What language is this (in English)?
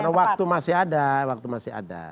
Indonesian